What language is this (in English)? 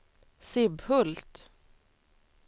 Swedish